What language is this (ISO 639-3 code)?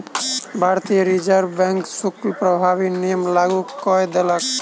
mai